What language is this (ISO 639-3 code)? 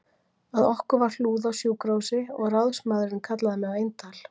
isl